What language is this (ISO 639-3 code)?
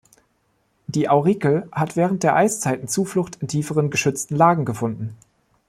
deu